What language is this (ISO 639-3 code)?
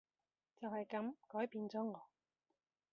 yue